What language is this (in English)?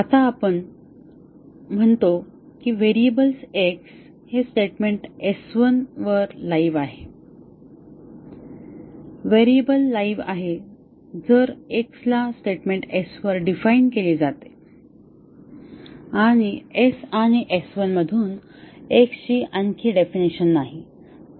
Marathi